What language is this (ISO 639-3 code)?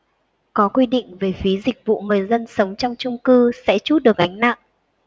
vie